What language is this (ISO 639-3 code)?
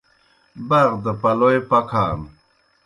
plk